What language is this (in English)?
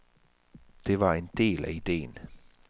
Danish